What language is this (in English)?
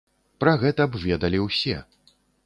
Belarusian